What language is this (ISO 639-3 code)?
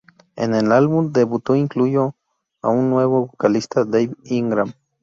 spa